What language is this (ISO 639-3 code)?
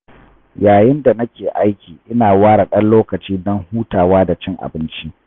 hau